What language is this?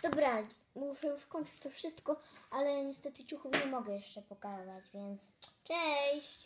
Polish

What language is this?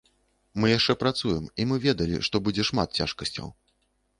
Belarusian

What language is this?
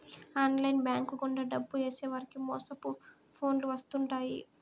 Telugu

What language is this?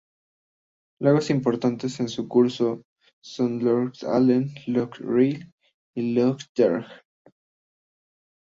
Spanish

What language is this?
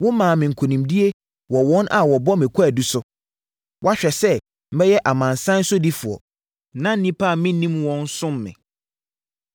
Akan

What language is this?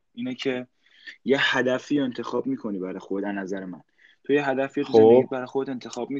Persian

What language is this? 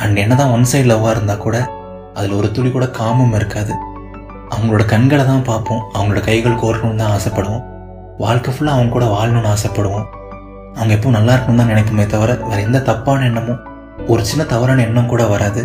Tamil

